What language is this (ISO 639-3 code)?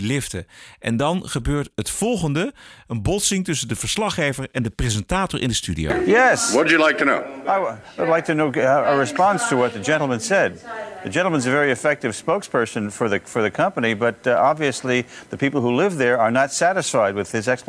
nld